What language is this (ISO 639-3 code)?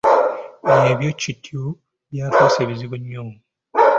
lug